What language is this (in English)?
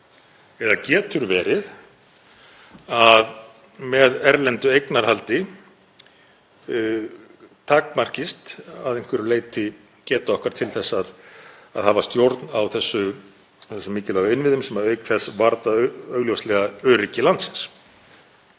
Icelandic